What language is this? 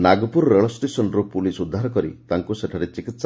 Odia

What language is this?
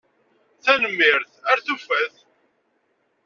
Kabyle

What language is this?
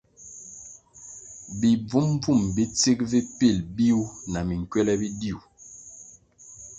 Kwasio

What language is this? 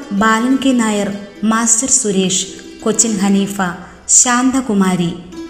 Malayalam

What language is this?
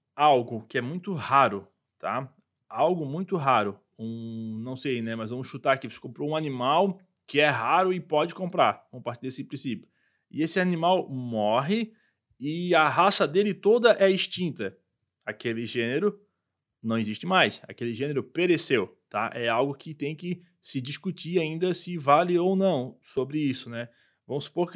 Portuguese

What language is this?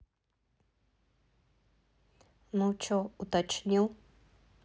Russian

